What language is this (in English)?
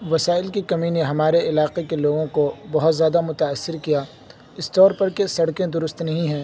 Urdu